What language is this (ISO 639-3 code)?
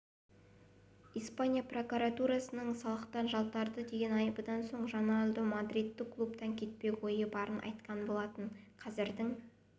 kaz